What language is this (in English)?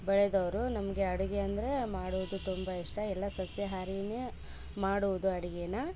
Kannada